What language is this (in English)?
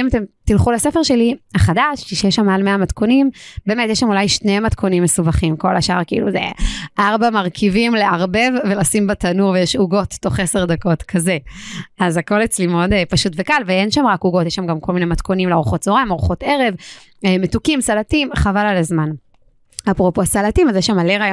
Hebrew